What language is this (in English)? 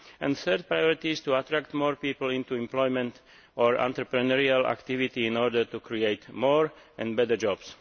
English